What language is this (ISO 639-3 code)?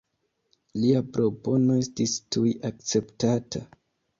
epo